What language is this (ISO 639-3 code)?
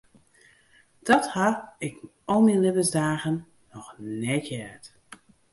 fry